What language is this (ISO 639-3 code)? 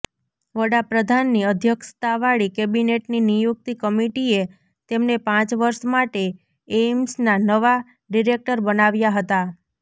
guj